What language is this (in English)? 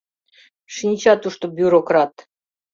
Mari